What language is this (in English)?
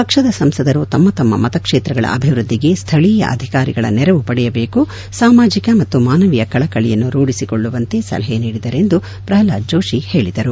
Kannada